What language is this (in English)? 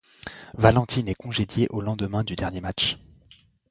French